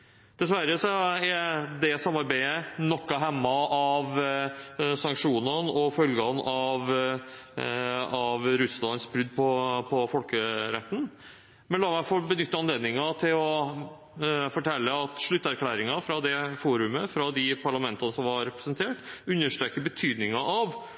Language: Norwegian Bokmål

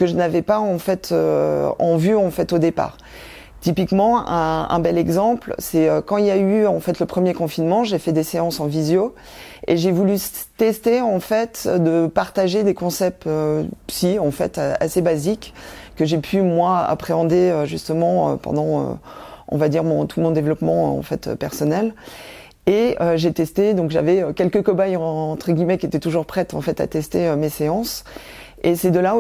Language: French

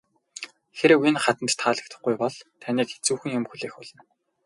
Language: Mongolian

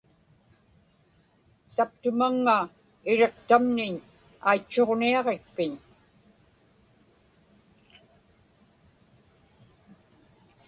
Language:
Inupiaq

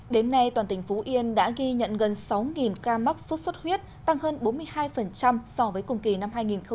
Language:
Vietnamese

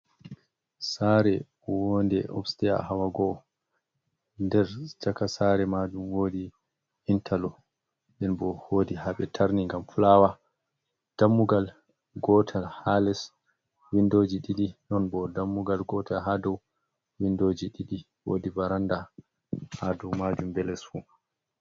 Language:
Fula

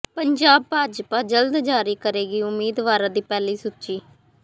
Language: Punjabi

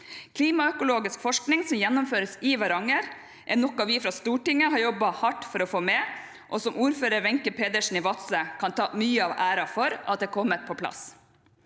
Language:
Norwegian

